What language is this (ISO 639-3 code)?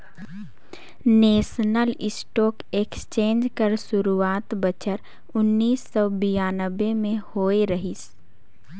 hne